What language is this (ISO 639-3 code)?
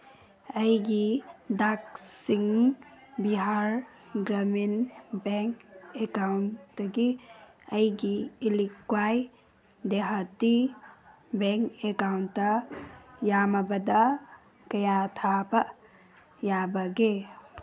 mni